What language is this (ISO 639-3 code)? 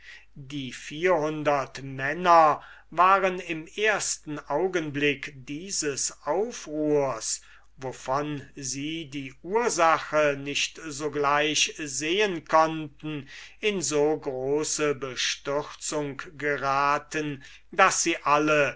deu